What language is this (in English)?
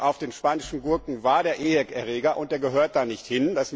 German